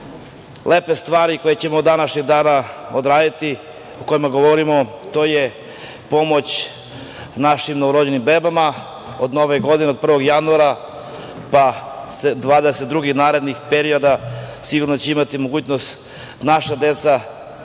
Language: Serbian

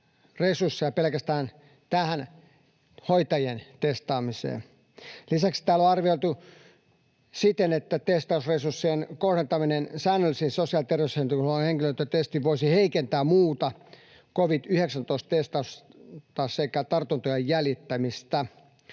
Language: Finnish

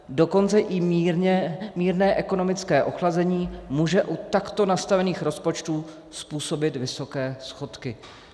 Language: Czech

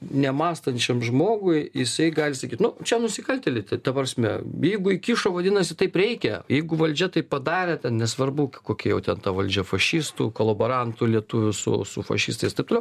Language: Lithuanian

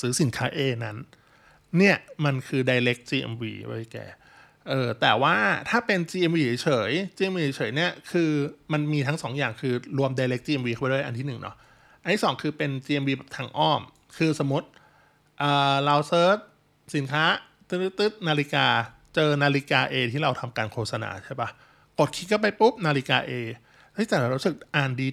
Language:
Thai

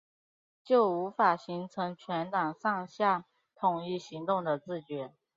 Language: Chinese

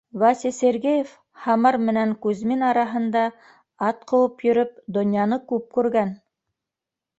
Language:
Bashkir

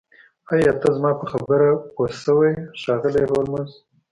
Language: Pashto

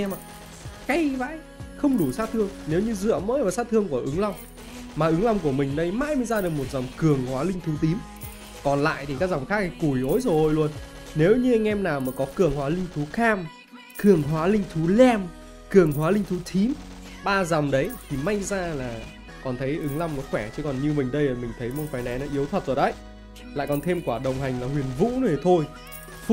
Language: Vietnamese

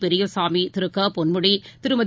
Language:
Tamil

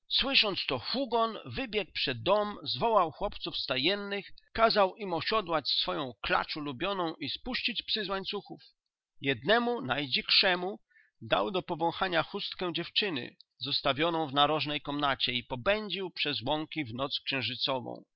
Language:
Polish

